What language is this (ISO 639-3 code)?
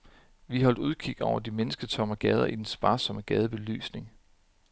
dan